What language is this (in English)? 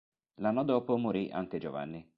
Italian